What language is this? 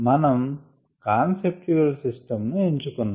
Telugu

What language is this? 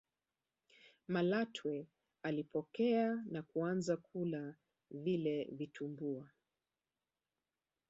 Swahili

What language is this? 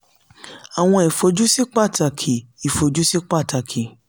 Yoruba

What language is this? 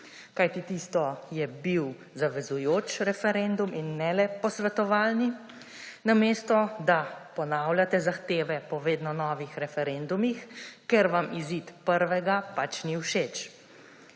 Slovenian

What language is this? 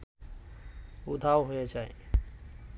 Bangla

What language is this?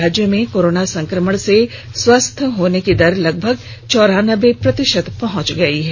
Hindi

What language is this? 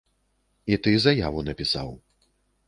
Belarusian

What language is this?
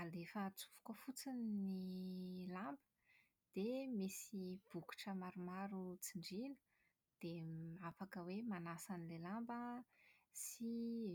Malagasy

